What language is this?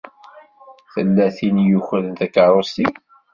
Kabyle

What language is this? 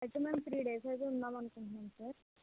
Telugu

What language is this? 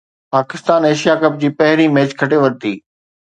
Sindhi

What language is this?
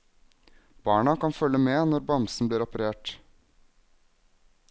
Norwegian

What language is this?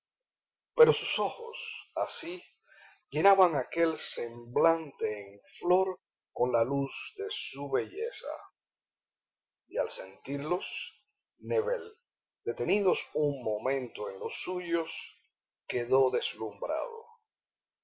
Spanish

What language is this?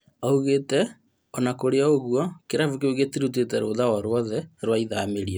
Kikuyu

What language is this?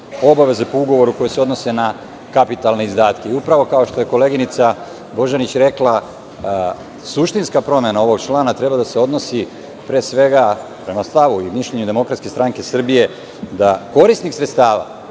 Serbian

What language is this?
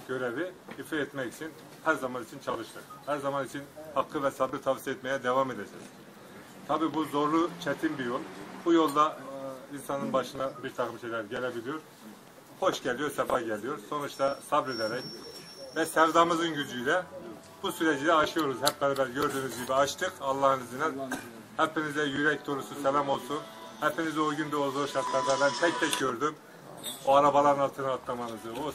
Turkish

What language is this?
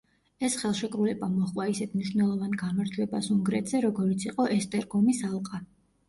Georgian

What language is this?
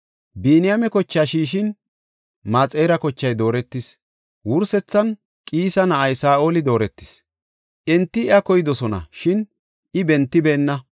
Gofa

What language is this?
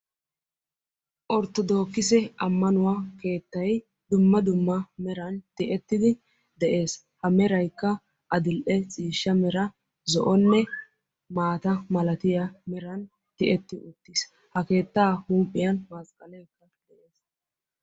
Wolaytta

